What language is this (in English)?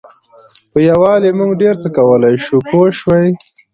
Pashto